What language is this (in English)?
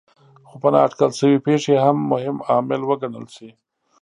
Pashto